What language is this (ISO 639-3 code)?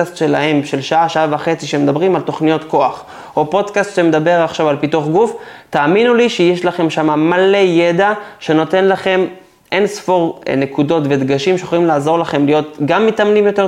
heb